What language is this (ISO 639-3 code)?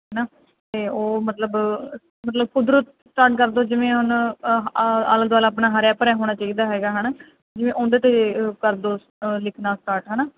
pan